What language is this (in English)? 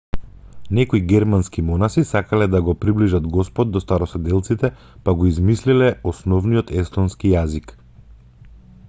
Macedonian